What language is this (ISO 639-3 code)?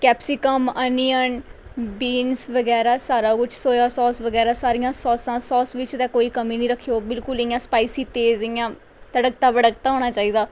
doi